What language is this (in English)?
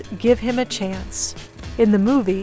Vietnamese